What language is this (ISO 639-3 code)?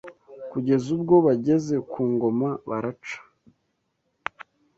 kin